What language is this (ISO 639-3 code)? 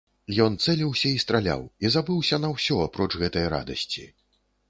bel